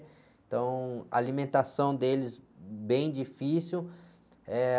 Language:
Portuguese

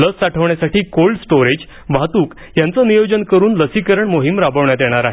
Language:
Marathi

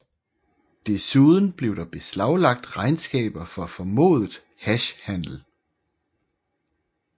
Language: Danish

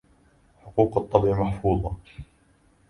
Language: Arabic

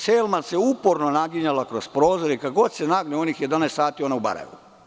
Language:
Serbian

